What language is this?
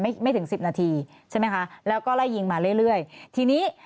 Thai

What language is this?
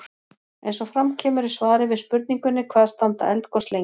Icelandic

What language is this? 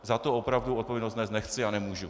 Czech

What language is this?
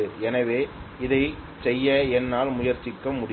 Tamil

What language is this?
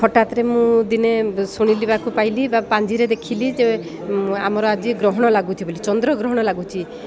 Odia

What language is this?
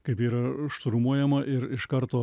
Lithuanian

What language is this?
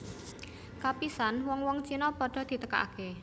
Javanese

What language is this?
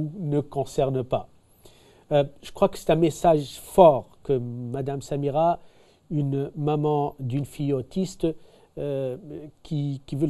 French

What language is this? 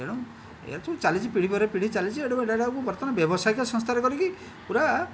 Odia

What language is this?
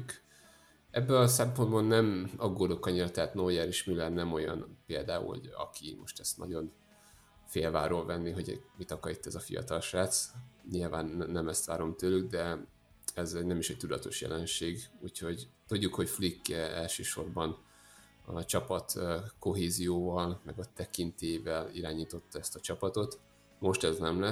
Hungarian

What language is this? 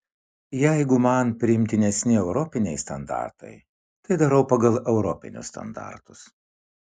Lithuanian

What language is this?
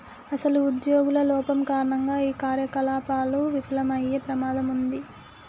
Telugu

